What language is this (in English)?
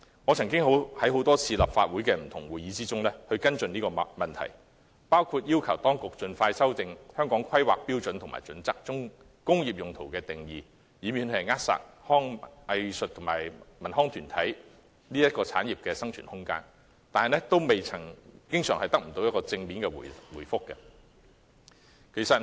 Cantonese